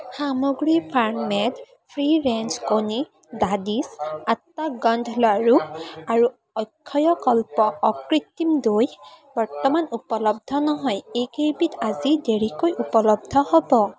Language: Assamese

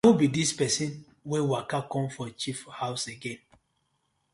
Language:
Nigerian Pidgin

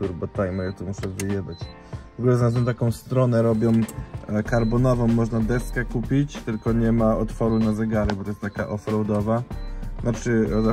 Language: Polish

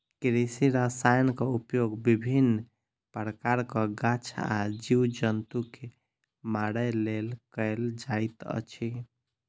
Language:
Maithili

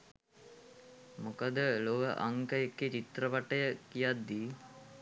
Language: Sinhala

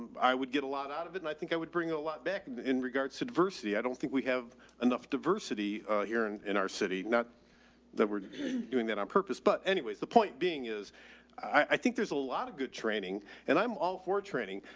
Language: English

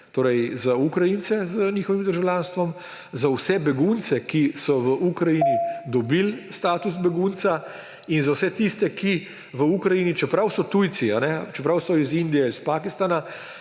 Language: Slovenian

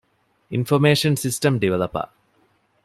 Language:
Divehi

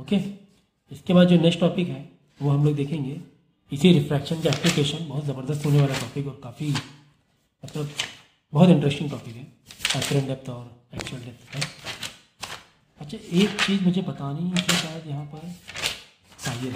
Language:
Hindi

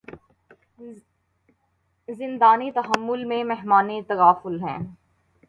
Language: Urdu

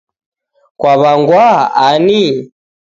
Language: Taita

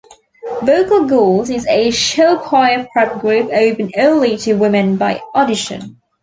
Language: English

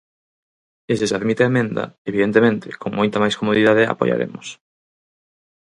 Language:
Galician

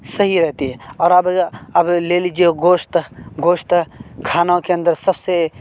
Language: Urdu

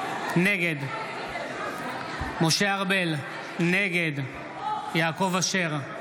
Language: Hebrew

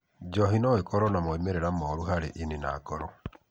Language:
Kikuyu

